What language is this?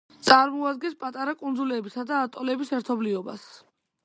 Georgian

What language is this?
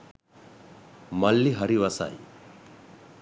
Sinhala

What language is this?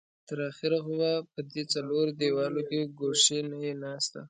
Pashto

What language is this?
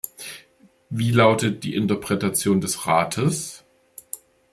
German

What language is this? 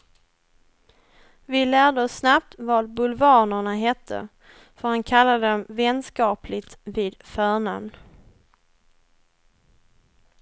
Swedish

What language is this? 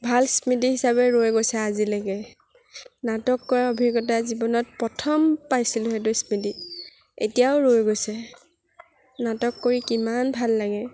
Assamese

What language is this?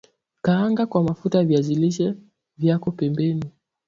Swahili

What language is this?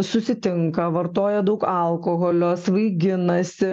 Lithuanian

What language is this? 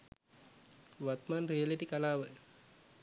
Sinhala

